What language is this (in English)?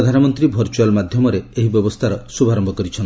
Odia